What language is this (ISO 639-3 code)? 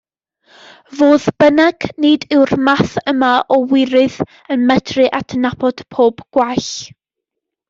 cym